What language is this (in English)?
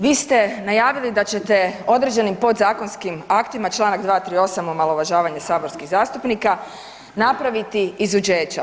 Croatian